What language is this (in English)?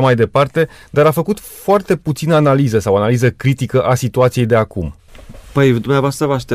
Romanian